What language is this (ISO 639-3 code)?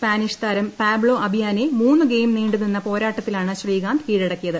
mal